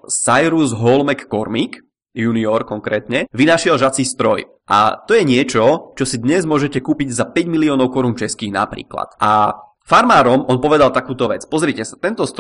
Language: Czech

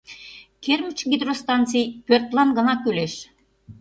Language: Mari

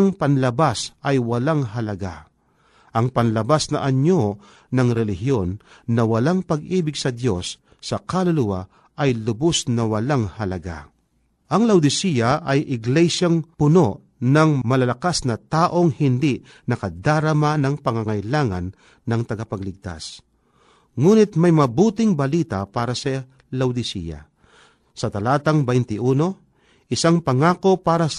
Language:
Filipino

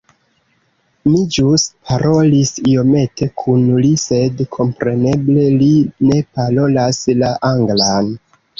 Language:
Esperanto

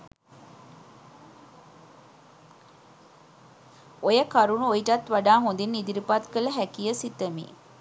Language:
Sinhala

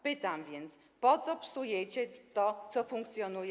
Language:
Polish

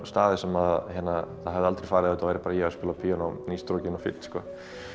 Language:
Icelandic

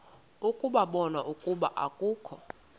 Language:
Xhosa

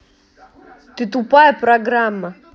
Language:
Russian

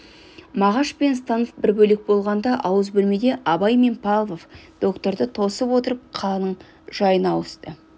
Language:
Kazakh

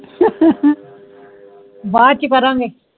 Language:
Punjabi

